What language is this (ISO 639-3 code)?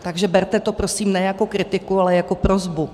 ces